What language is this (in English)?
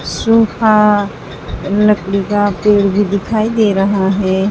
Hindi